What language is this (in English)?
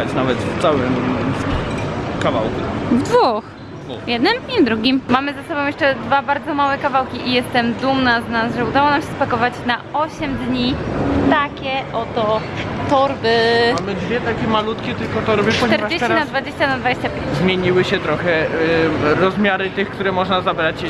Polish